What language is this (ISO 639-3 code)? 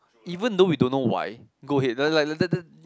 eng